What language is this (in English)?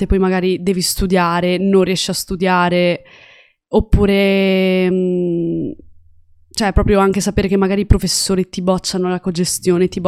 Italian